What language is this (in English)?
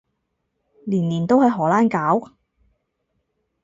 Cantonese